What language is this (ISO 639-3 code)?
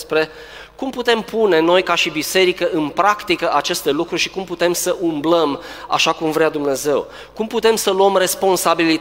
ron